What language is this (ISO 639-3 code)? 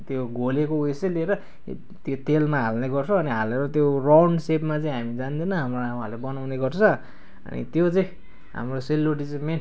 nep